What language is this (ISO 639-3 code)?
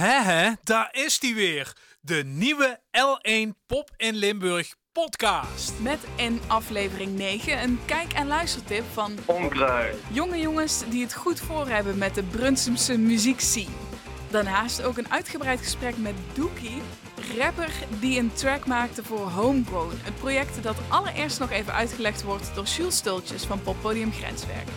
nld